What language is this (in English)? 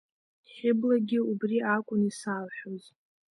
Abkhazian